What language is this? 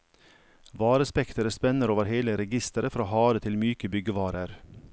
Norwegian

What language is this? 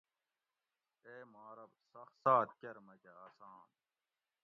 Gawri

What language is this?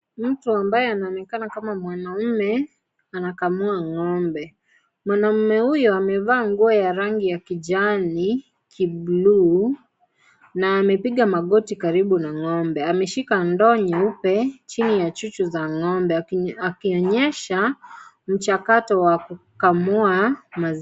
Swahili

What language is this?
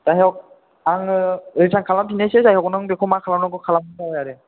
Bodo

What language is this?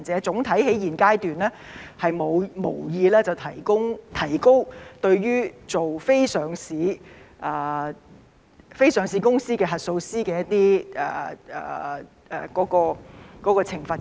Cantonese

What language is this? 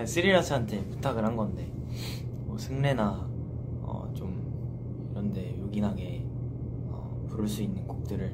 Korean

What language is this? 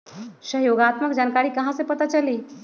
Magahi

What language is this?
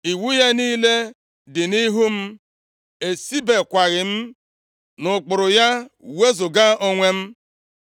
Igbo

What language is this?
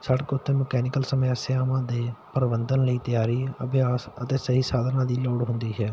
Punjabi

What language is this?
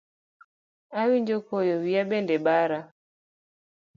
Luo (Kenya and Tanzania)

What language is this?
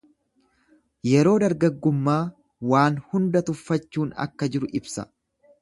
Oromo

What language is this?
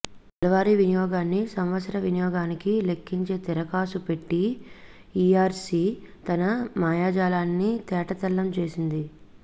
Telugu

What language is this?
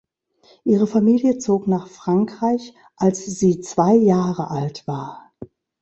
German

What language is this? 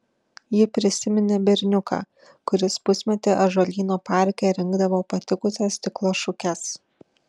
Lithuanian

